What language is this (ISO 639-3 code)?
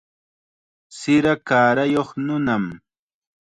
qxa